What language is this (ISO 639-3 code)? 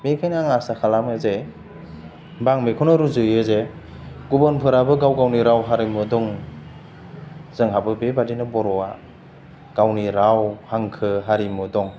brx